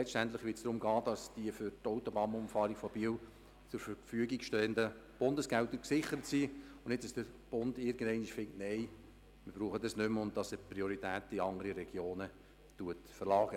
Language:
Swiss German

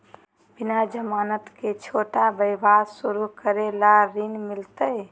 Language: Magahi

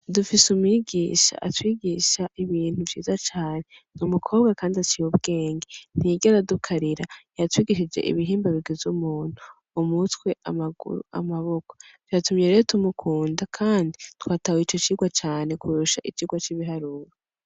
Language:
Rundi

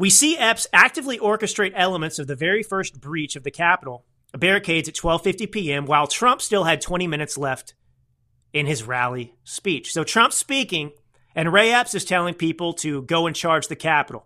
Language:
English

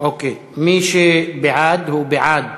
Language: Hebrew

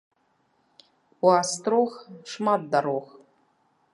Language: Belarusian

